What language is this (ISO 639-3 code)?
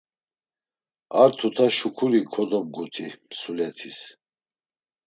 lzz